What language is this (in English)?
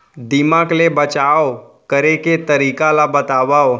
Chhattisgarhi